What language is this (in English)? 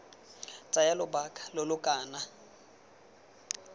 Tswana